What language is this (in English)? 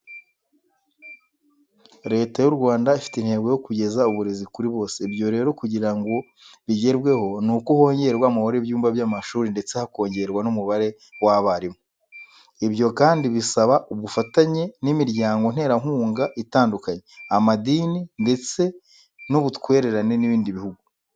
Kinyarwanda